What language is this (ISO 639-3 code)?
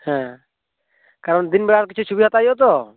sat